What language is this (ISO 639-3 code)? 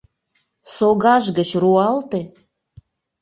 chm